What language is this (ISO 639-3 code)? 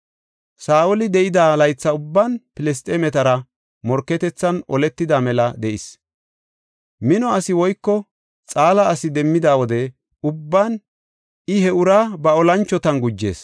gof